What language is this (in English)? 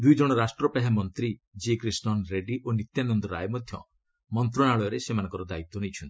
Odia